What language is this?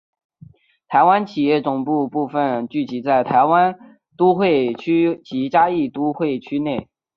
Chinese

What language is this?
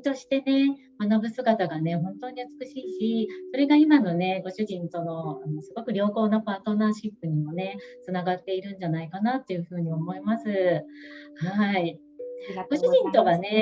Japanese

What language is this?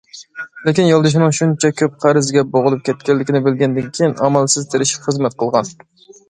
Uyghur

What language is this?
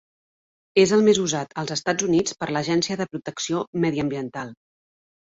Catalan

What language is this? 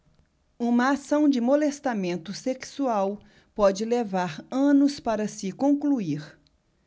Portuguese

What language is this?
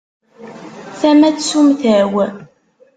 Kabyle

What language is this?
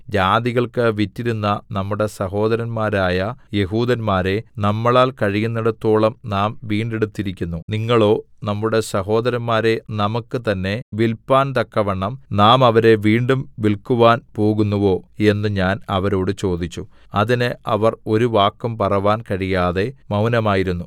Malayalam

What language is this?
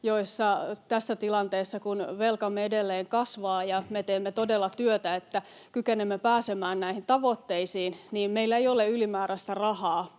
Finnish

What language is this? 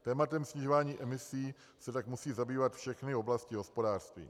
Czech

